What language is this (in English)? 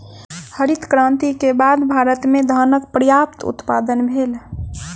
Maithili